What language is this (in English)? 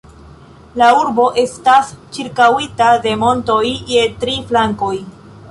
Esperanto